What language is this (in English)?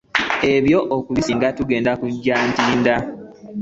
Ganda